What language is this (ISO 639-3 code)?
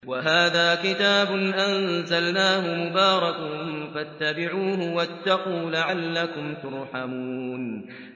ara